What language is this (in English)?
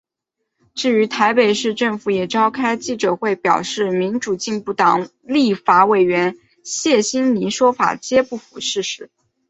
Chinese